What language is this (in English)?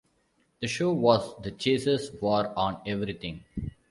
English